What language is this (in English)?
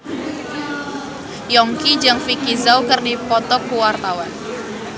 Sundanese